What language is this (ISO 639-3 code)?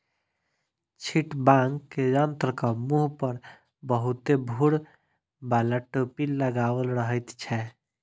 mai